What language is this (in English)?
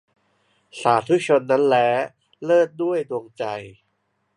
Thai